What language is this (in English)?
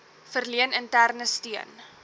Afrikaans